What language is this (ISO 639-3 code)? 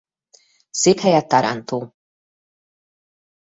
hun